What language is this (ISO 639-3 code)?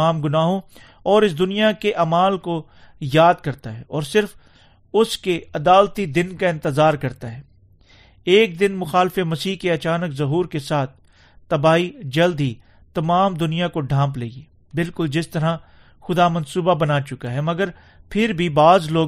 urd